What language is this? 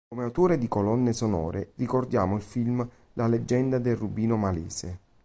Italian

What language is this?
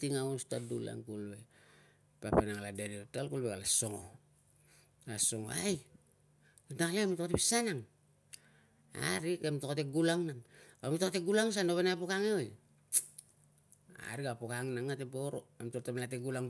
Tungag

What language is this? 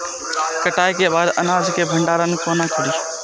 Maithili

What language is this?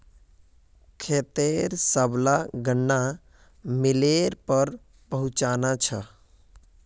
Magahi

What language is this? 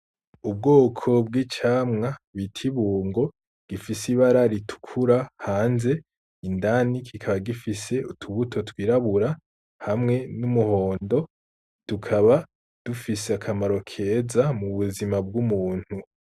Rundi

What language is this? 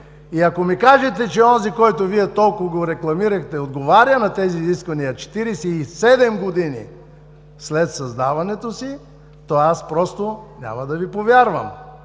Bulgarian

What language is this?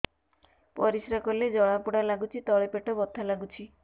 Odia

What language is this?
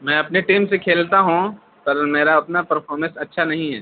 Urdu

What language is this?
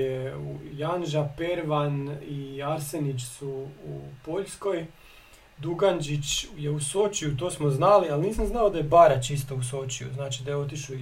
Croatian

